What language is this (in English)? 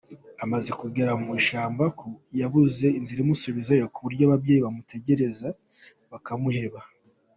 Kinyarwanda